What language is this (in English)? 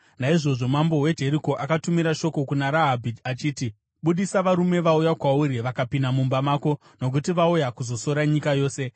Shona